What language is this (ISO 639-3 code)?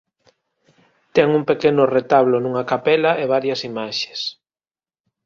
glg